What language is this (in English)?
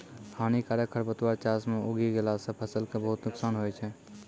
Maithili